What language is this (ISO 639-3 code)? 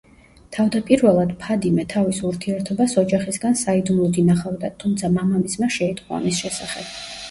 kat